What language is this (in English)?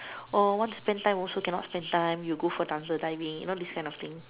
English